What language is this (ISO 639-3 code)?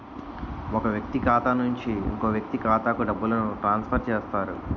tel